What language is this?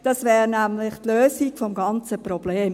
Swiss German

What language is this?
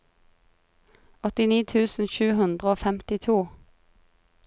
Norwegian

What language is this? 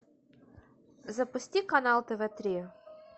Russian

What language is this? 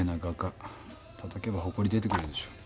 Japanese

